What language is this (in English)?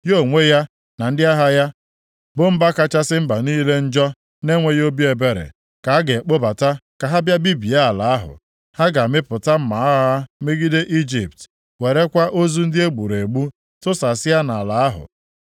Igbo